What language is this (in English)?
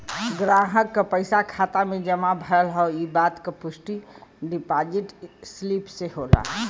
Bhojpuri